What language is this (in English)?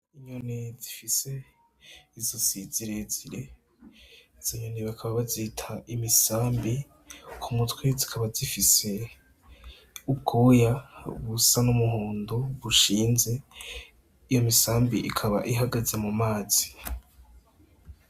Rundi